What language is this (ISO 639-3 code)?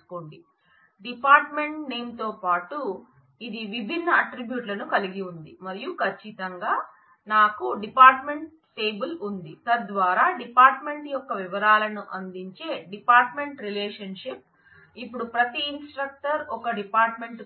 tel